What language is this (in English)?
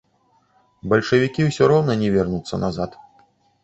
Belarusian